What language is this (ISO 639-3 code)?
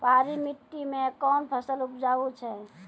mai